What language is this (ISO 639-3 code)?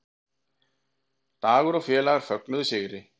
isl